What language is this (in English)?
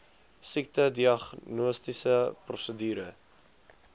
Afrikaans